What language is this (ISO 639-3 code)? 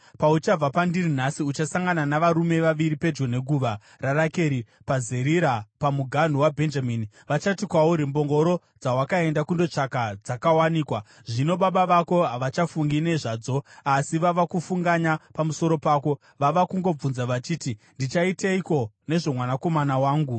sna